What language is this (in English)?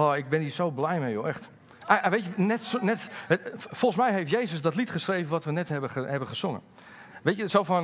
Dutch